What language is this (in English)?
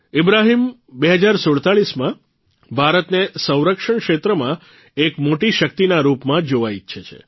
Gujarati